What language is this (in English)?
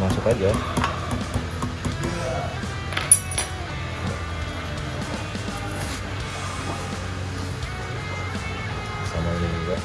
Indonesian